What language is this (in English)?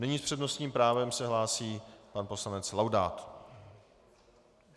Czech